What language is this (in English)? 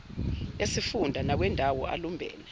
Zulu